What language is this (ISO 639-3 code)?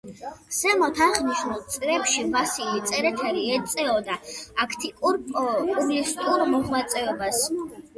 kat